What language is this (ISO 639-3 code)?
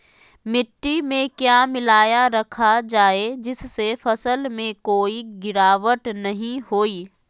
mag